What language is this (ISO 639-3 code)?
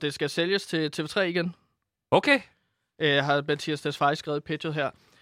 dan